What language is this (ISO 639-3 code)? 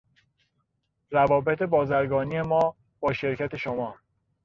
fas